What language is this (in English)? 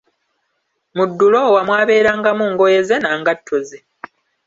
Ganda